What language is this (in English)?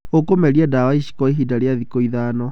Kikuyu